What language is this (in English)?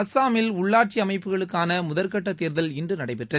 Tamil